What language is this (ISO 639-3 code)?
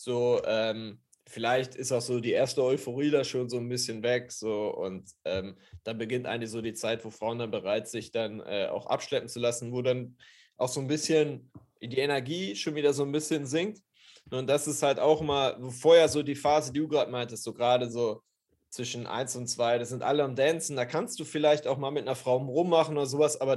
deu